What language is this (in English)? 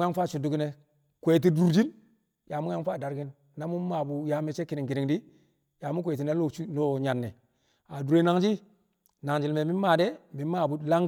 Kamo